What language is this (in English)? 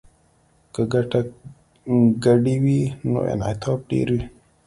Pashto